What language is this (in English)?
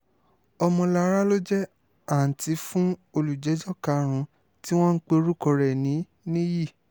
Yoruba